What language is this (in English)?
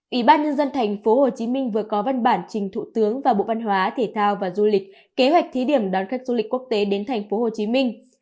Vietnamese